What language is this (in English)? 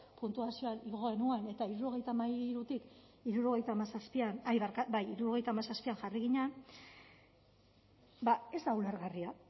Basque